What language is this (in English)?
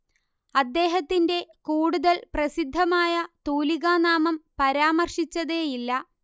Malayalam